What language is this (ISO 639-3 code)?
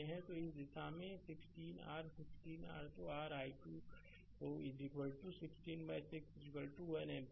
hin